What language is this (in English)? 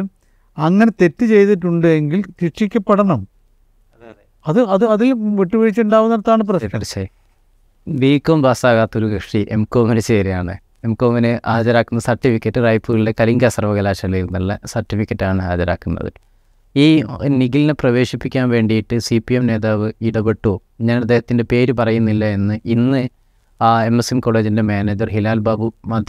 Malayalam